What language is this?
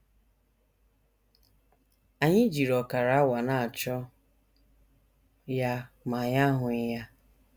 Igbo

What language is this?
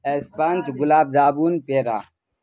Urdu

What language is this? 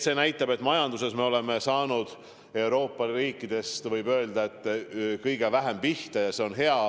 Estonian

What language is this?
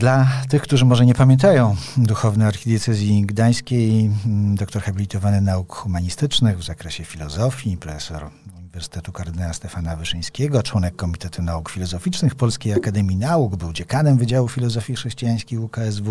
Polish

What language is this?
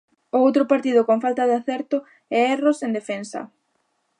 Galician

